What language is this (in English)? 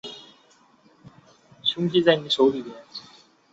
Chinese